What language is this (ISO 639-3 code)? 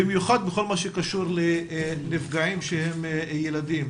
heb